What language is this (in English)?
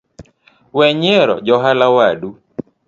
Luo (Kenya and Tanzania)